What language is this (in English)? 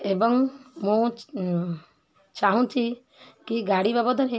Odia